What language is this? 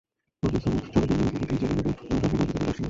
Bangla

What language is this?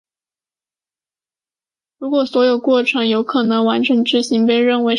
Chinese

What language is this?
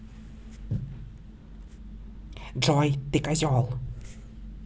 Russian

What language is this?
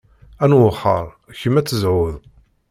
Kabyle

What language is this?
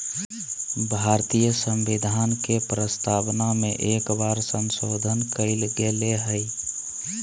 Magahi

